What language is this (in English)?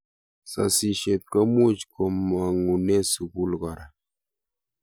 Kalenjin